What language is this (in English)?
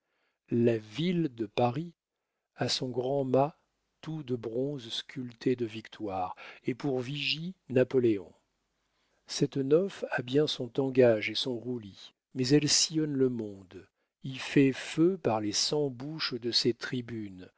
French